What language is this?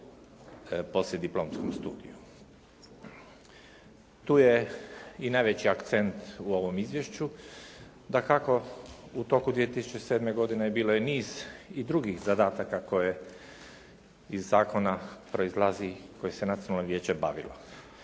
Croatian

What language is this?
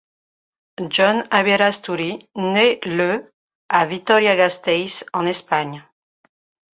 French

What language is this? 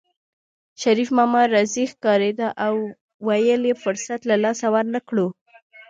Pashto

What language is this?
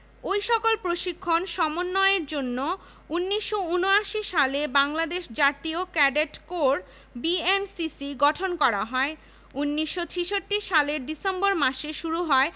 Bangla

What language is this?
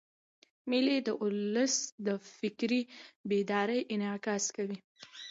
Pashto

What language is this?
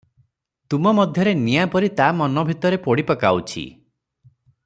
Odia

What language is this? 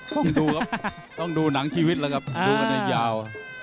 Thai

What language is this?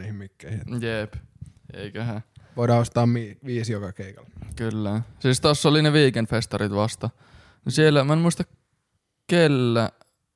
Finnish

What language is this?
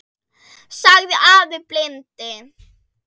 Icelandic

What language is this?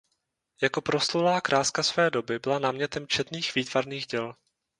Czech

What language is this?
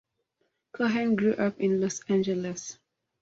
English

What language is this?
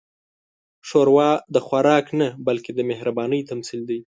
Pashto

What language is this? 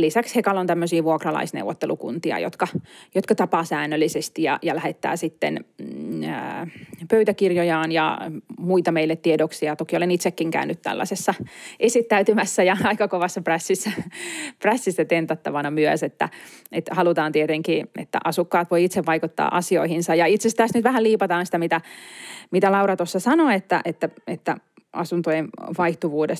Finnish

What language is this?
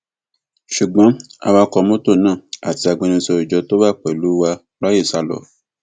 Yoruba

